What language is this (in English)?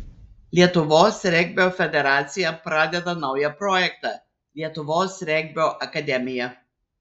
Lithuanian